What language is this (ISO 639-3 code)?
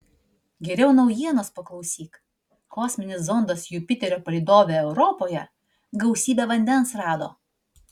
lit